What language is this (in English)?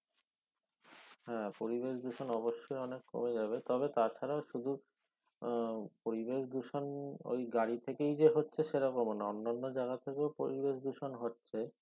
Bangla